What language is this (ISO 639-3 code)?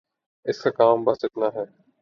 urd